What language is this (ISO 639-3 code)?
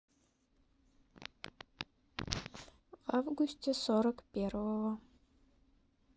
rus